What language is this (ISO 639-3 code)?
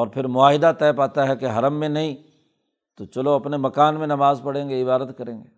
urd